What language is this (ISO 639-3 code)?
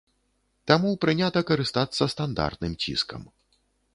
bel